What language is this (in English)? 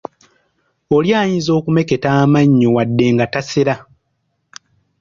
Ganda